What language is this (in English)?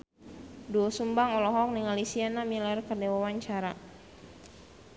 Sundanese